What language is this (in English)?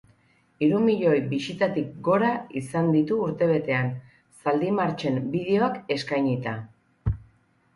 Basque